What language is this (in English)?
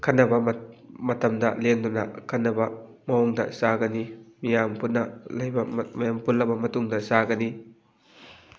Manipuri